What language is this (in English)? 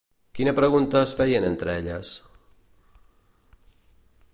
Catalan